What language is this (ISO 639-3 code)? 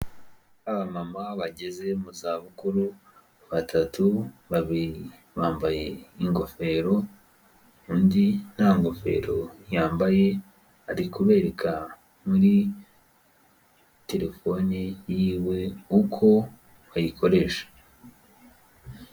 kin